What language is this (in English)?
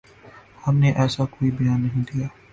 Urdu